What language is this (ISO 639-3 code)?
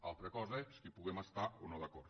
cat